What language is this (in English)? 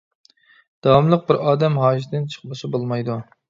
Uyghur